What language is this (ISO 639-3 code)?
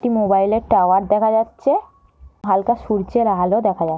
ben